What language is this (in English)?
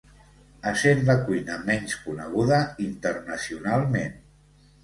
Catalan